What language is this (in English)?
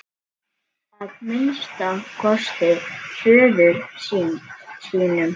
Icelandic